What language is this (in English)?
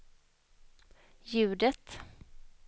Swedish